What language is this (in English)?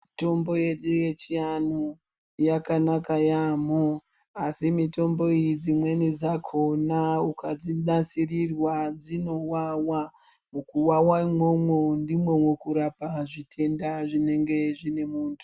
Ndau